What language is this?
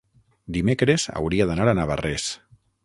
Catalan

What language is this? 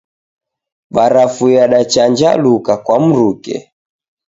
Taita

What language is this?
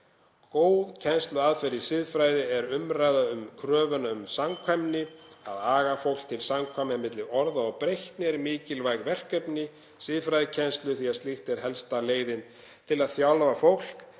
Icelandic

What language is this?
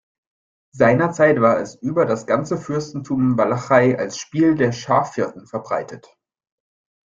German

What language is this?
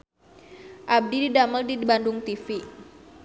Sundanese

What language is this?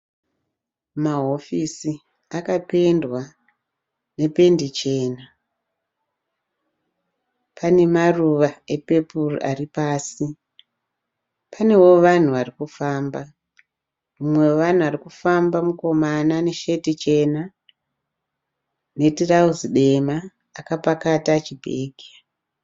Shona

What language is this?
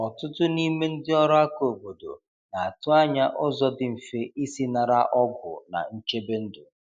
Igbo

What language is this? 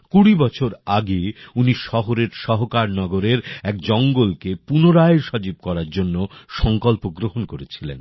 Bangla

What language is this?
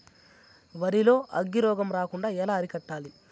Telugu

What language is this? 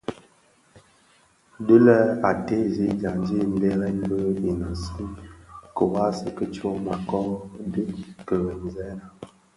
Bafia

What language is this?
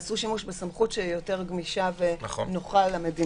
Hebrew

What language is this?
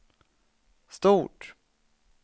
Swedish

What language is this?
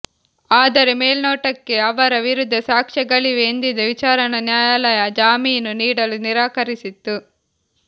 Kannada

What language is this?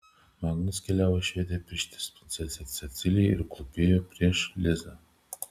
Lithuanian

